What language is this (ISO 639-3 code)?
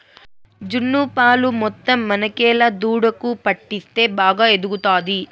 tel